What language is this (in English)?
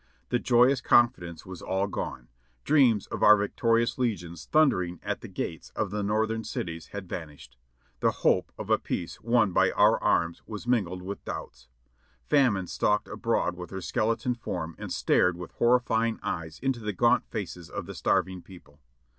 English